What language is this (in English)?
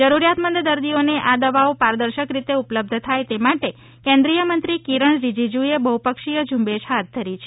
Gujarati